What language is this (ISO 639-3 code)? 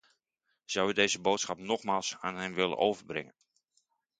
nld